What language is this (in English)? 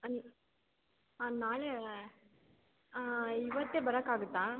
Kannada